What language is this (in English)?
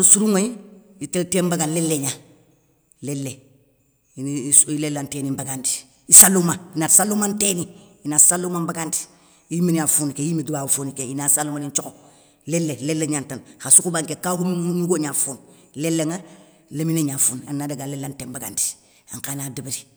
Soninke